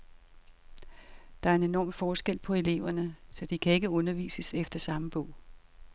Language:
Danish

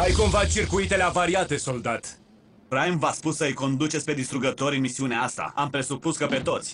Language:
Romanian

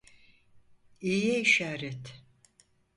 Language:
Turkish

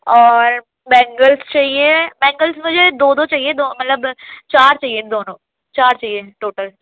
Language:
Urdu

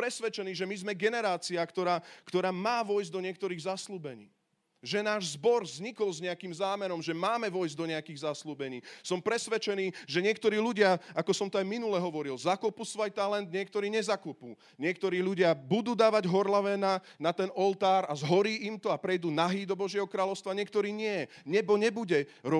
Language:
Slovak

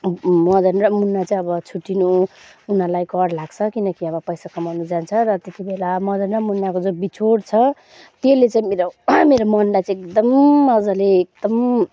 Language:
Nepali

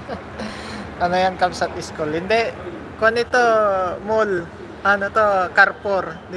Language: Filipino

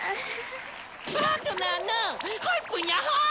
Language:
Japanese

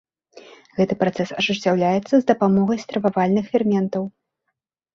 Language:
Belarusian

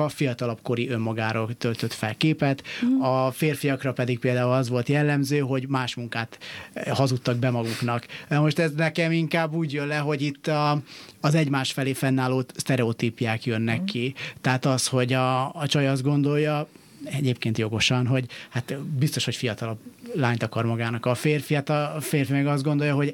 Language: Hungarian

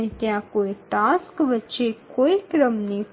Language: Bangla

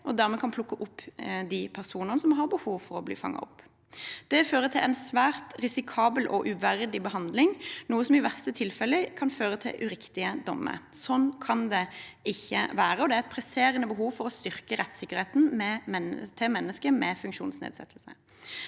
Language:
Norwegian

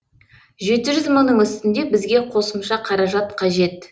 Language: Kazakh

